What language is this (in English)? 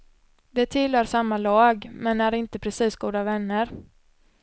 Swedish